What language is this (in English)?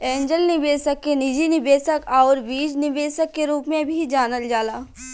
Bhojpuri